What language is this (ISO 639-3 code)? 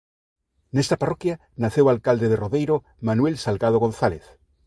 glg